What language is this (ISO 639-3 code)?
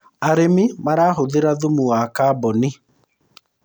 kik